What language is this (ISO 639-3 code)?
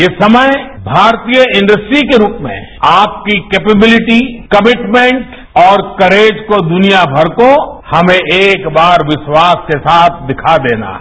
hin